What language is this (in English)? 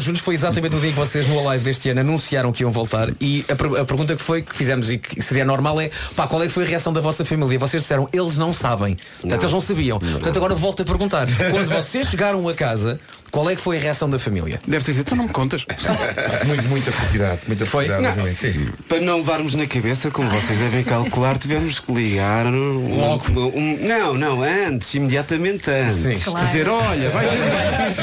Portuguese